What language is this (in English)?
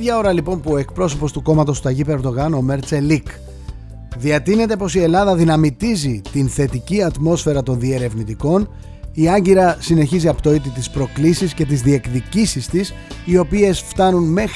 Greek